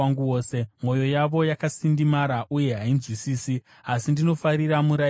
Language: Shona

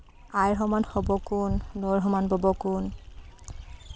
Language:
Assamese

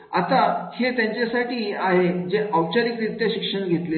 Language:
Marathi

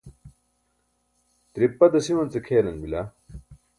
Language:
Burushaski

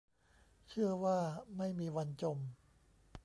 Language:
Thai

